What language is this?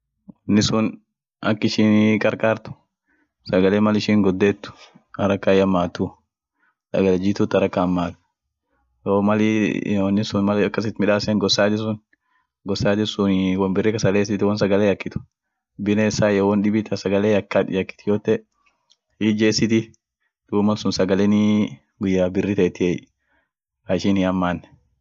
Orma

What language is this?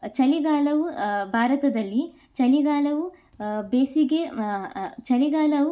Kannada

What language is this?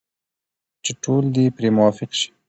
Pashto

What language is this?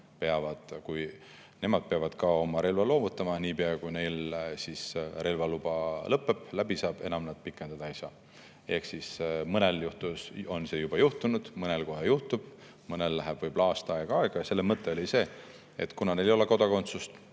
Estonian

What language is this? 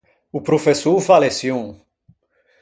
Ligurian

